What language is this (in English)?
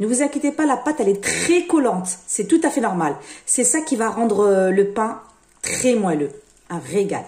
French